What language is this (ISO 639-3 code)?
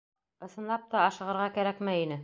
bak